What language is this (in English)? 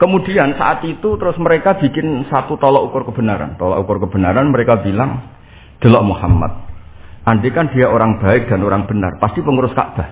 Indonesian